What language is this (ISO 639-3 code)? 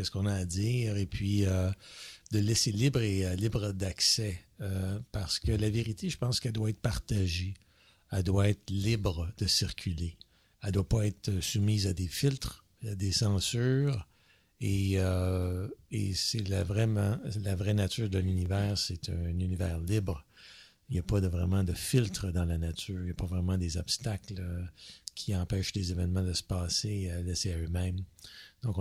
fra